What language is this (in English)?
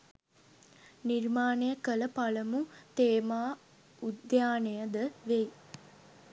Sinhala